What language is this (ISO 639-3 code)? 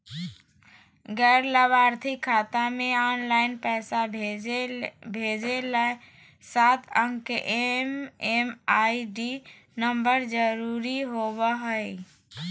mag